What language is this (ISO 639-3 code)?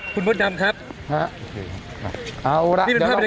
tha